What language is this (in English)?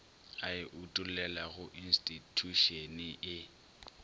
Northern Sotho